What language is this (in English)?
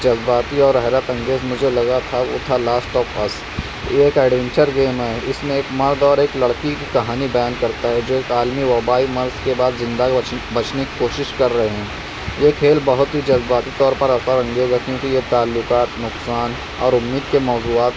Urdu